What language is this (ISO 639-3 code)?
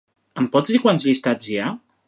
cat